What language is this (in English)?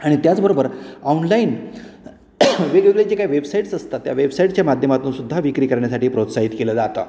Marathi